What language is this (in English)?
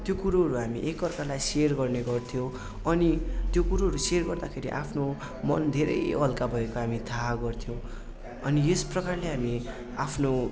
Nepali